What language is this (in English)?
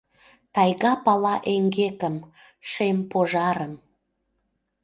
Mari